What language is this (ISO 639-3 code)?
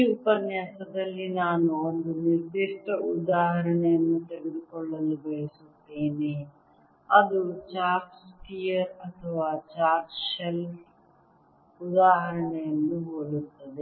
kan